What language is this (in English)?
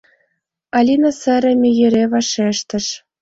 Mari